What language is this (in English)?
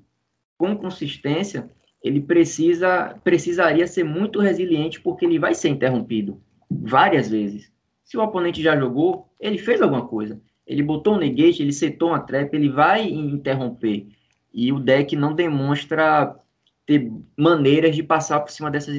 Portuguese